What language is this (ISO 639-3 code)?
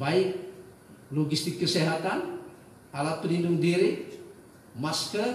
ind